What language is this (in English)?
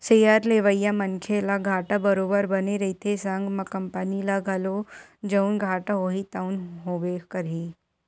Chhattisgarhi